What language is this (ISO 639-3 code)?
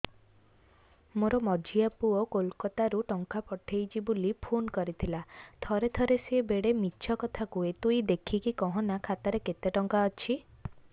ori